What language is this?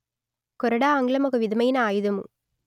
Telugu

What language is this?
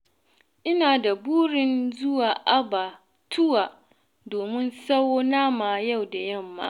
Hausa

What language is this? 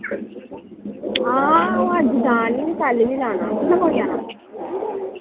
Dogri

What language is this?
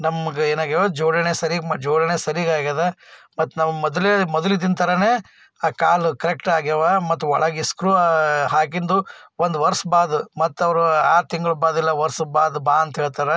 Kannada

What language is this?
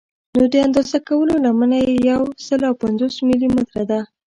Pashto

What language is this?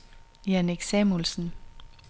Danish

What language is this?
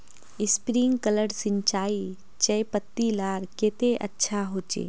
Magahi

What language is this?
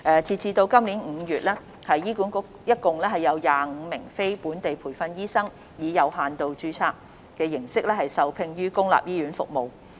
Cantonese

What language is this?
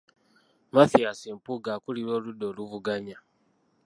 Ganda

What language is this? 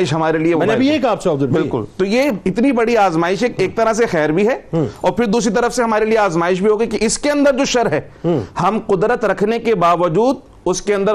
Urdu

